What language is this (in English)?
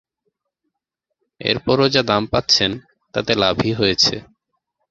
Bangla